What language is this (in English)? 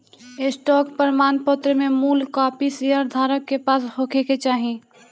Bhojpuri